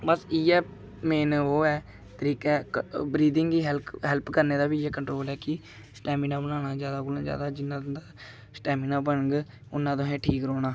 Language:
Dogri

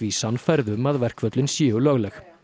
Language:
Icelandic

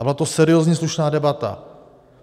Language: Czech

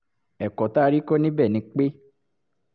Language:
Yoruba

